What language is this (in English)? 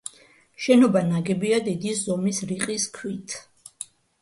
Georgian